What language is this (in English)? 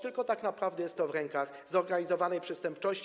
Polish